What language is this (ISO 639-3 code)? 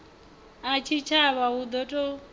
ven